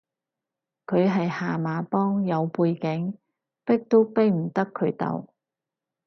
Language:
Cantonese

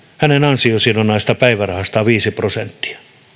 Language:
Finnish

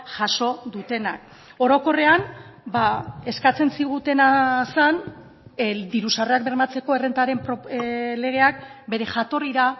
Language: Basque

